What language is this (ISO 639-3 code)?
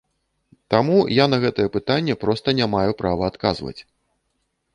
bel